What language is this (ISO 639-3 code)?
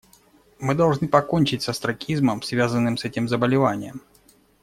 rus